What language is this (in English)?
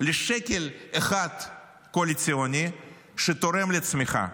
Hebrew